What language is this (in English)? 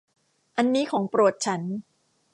Thai